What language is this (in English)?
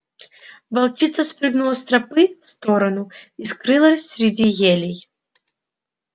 Russian